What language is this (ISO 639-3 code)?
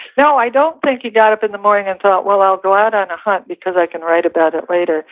eng